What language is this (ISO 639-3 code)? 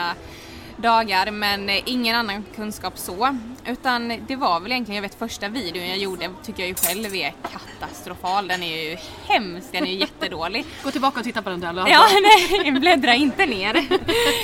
swe